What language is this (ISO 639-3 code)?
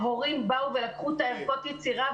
heb